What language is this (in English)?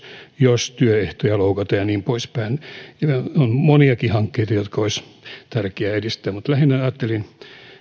Finnish